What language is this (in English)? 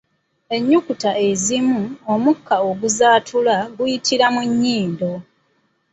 Ganda